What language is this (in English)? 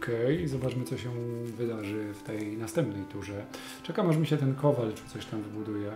Polish